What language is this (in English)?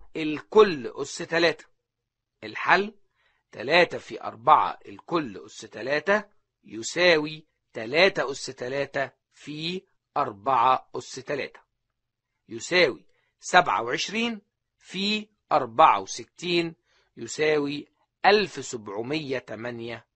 Arabic